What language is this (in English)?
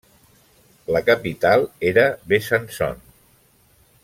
Catalan